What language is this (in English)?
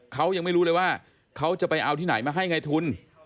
Thai